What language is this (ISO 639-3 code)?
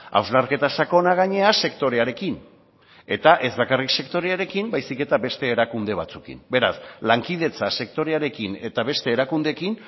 eus